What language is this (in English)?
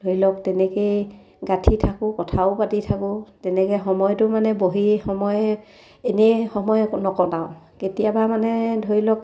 Assamese